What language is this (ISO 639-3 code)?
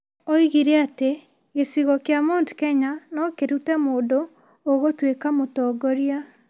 kik